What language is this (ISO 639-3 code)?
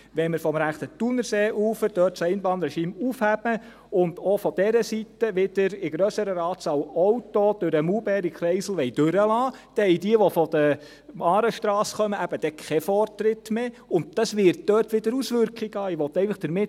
gsw